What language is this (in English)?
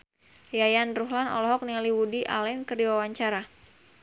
Sundanese